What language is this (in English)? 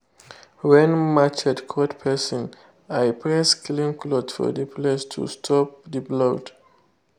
Nigerian Pidgin